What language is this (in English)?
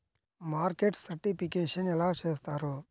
Telugu